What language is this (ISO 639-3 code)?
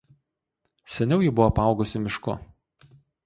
lit